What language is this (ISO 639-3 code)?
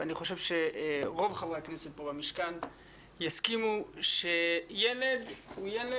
heb